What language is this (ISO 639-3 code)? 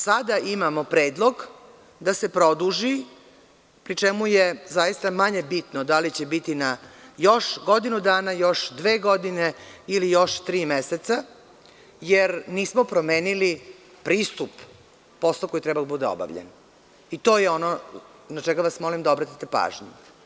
srp